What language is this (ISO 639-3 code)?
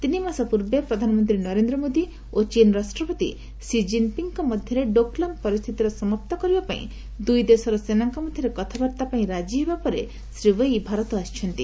ori